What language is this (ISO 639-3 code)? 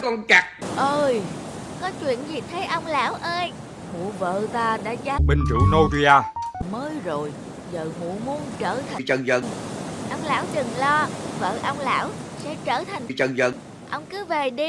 vie